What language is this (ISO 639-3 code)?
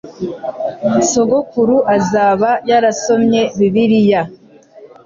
kin